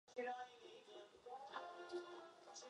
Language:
Uzbek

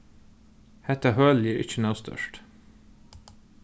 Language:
Faroese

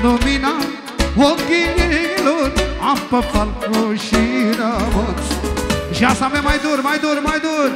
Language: Romanian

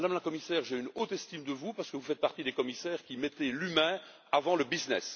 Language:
French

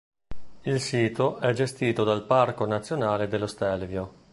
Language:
Italian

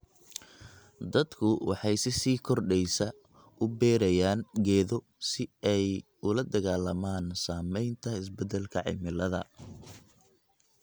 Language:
Somali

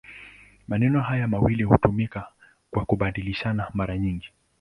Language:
Swahili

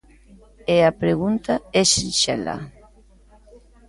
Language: Galician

